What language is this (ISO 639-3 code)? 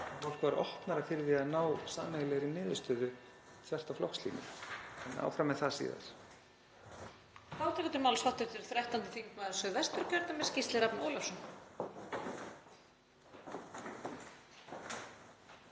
isl